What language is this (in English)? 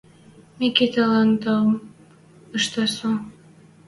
Western Mari